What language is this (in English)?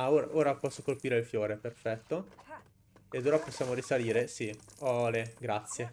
Italian